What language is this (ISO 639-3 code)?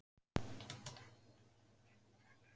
isl